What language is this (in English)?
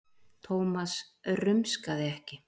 Icelandic